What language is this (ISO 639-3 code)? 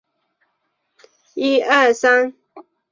zho